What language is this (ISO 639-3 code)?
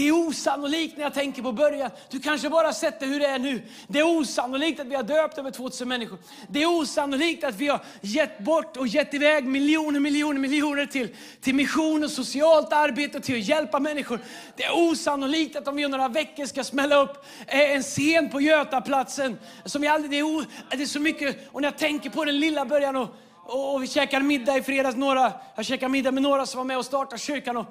swe